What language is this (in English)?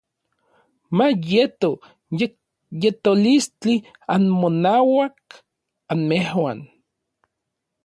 Orizaba Nahuatl